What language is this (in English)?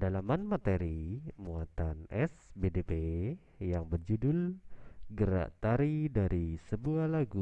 Indonesian